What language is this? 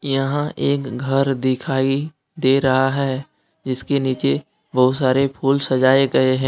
Hindi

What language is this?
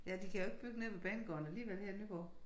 Danish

